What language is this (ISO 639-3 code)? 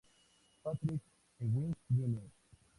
spa